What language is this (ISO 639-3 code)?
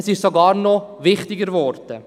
gsw